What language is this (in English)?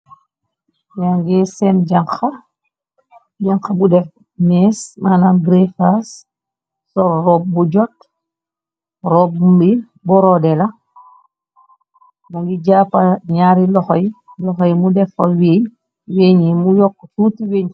Wolof